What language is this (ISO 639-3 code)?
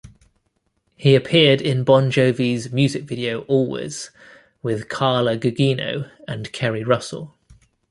eng